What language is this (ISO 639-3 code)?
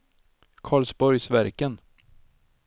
swe